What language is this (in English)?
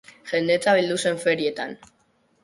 Basque